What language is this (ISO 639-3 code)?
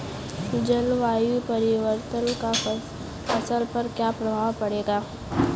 hin